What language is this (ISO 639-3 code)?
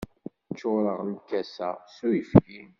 kab